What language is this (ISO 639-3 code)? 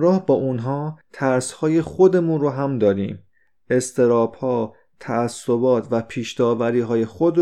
fas